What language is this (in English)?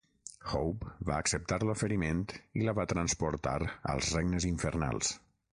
Catalan